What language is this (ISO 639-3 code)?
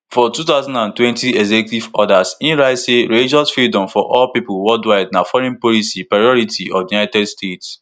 pcm